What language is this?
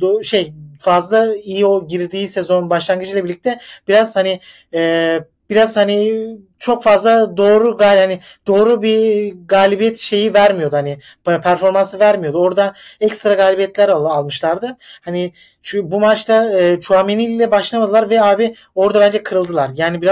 Turkish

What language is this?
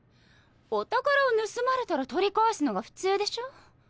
Japanese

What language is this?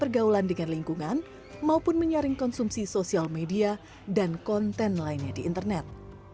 Indonesian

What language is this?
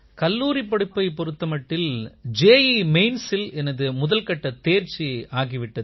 Tamil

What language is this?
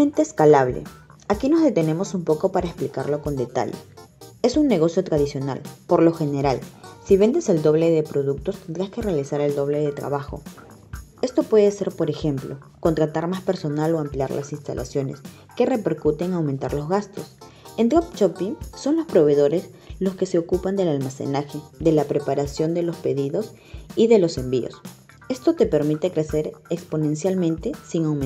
Spanish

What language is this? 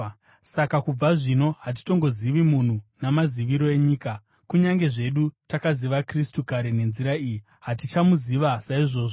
Shona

